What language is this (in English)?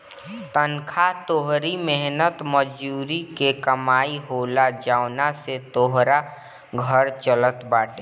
Bhojpuri